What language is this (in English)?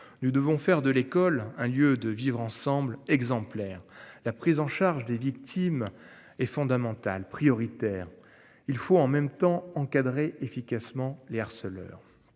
French